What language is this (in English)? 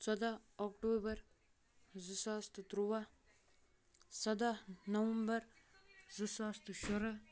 Kashmiri